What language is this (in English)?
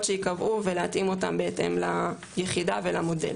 Hebrew